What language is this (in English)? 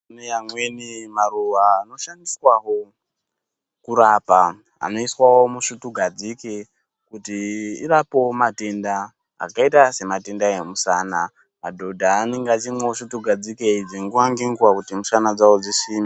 Ndau